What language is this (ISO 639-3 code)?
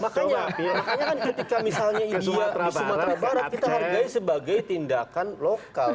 ind